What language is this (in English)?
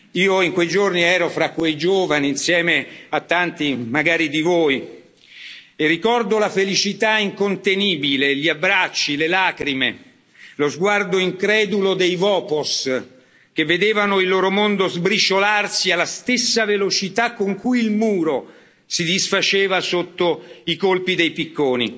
Italian